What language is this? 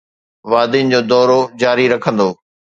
Sindhi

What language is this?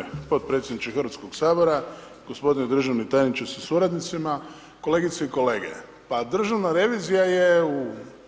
Croatian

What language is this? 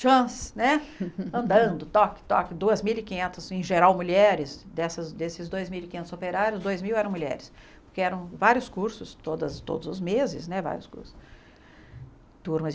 Portuguese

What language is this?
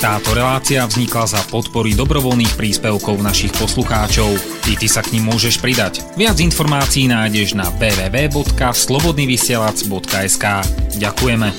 Slovak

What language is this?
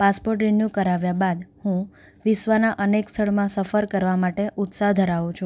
Gujarati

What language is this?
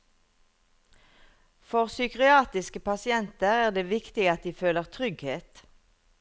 Norwegian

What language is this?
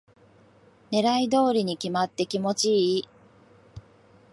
Japanese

